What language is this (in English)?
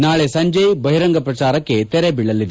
Kannada